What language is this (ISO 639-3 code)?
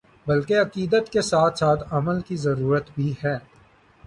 urd